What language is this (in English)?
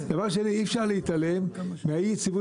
Hebrew